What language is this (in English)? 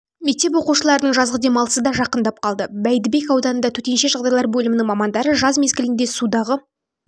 Kazakh